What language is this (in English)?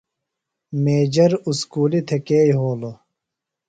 Phalura